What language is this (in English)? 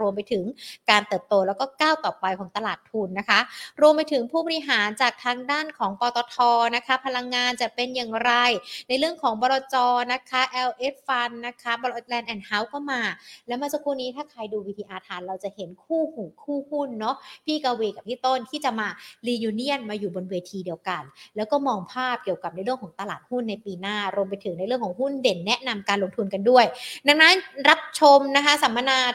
Thai